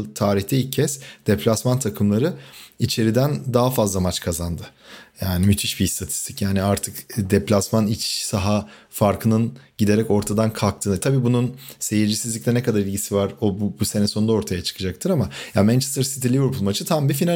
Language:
Turkish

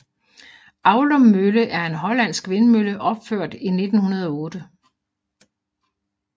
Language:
Danish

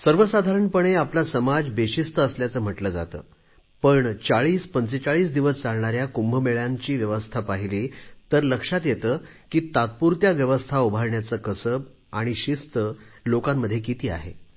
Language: Marathi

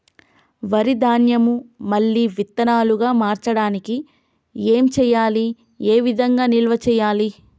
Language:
Telugu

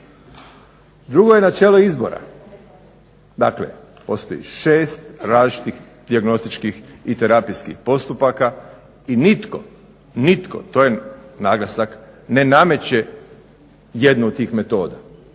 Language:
Croatian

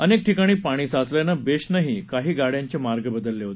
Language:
Marathi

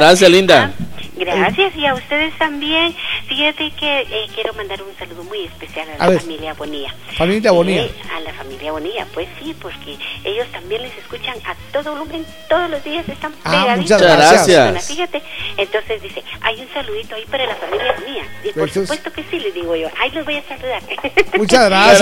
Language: Spanish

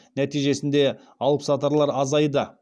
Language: Kazakh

